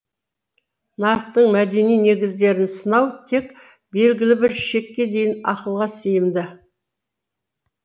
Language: Kazakh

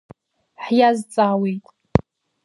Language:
Abkhazian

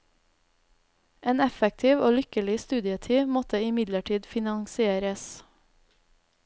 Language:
Norwegian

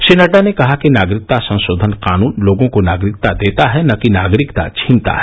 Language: Hindi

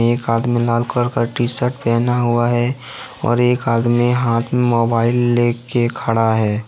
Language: Hindi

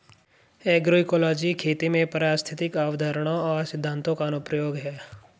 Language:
Hindi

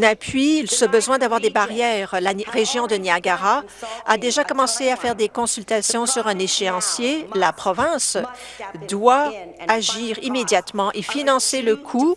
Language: French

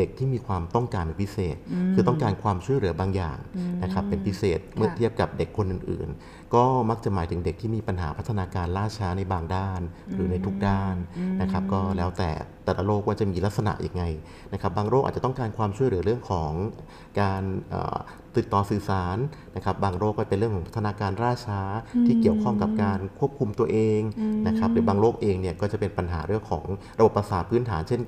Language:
Thai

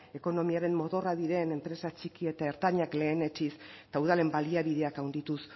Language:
Basque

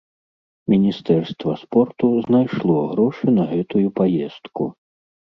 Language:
Belarusian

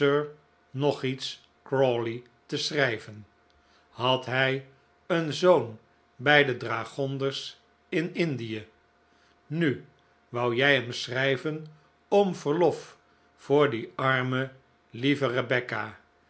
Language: Dutch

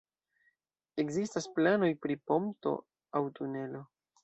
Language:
Esperanto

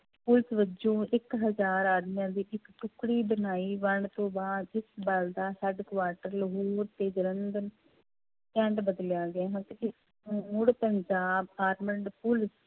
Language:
Punjabi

